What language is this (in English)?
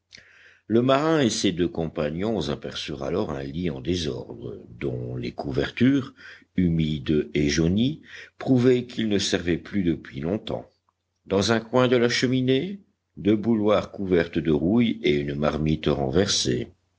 French